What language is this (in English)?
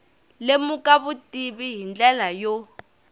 Tsonga